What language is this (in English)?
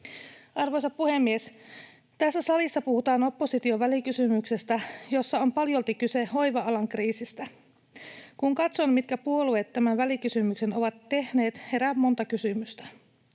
Finnish